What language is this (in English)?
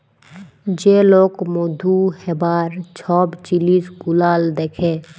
Bangla